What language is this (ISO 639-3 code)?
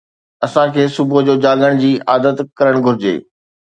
snd